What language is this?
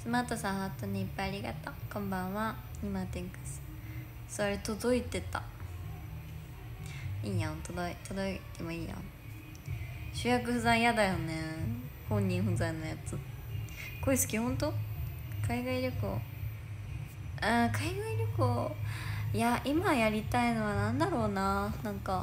Japanese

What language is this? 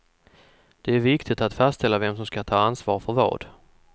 Swedish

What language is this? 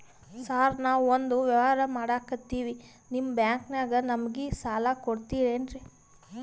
Kannada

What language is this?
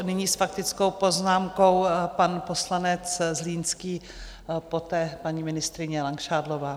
Czech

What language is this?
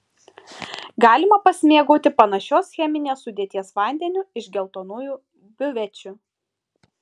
Lithuanian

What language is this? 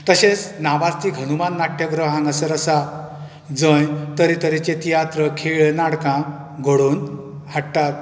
Konkani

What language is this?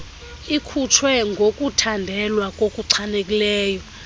Xhosa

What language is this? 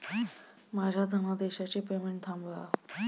Marathi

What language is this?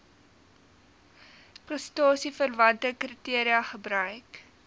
Afrikaans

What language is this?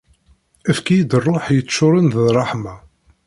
Kabyle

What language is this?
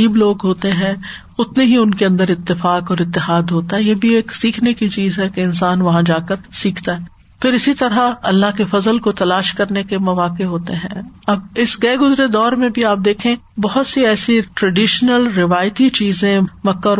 Urdu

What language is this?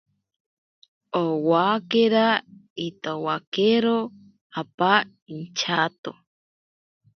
Ashéninka Perené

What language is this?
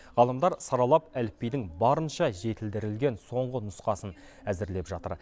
Kazakh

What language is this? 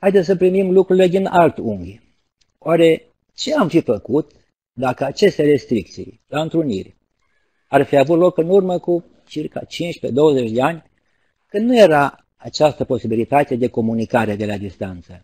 Romanian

